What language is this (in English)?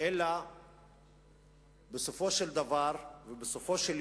Hebrew